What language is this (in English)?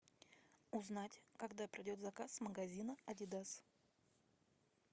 Russian